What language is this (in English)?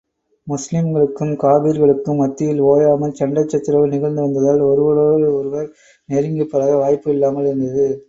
Tamil